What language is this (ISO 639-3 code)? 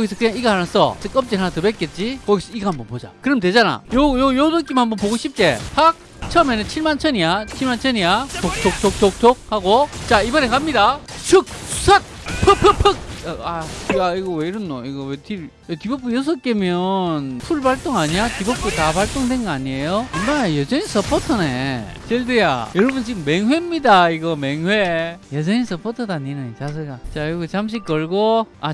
kor